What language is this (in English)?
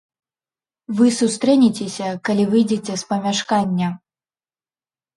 Belarusian